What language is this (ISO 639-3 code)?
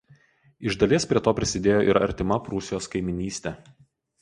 lit